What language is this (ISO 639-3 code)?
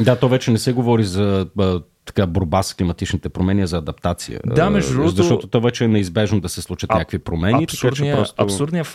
bul